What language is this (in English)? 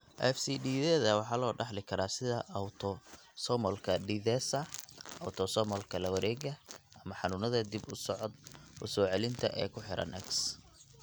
Somali